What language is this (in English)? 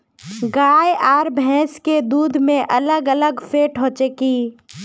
Magahi